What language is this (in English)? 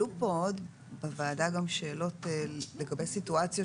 Hebrew